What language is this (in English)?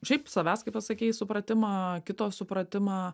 Lithuanian